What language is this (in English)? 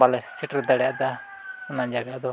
Santali